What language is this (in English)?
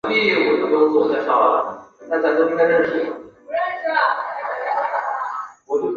Chinese